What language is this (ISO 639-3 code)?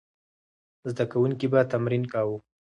pus